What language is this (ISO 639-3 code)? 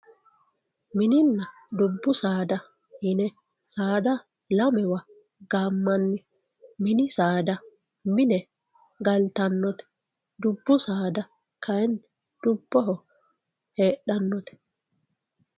sid